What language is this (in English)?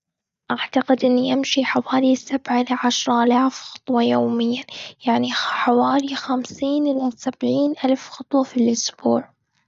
Gulf Arabic